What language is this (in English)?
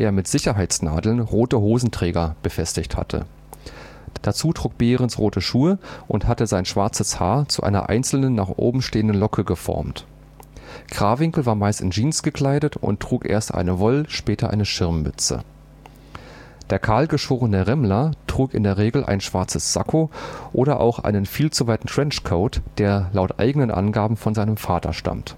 German